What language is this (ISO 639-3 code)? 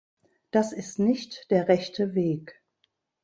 deu